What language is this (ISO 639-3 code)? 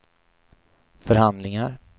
swe